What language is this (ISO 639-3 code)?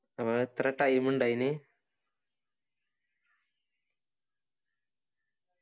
mal